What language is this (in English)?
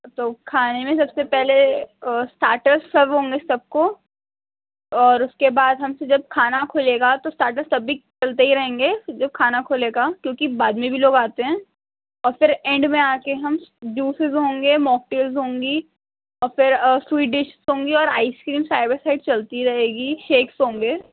Urdu